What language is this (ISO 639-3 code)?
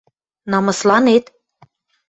mrj